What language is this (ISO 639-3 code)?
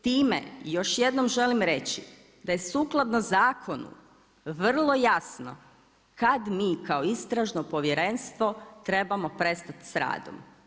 hrv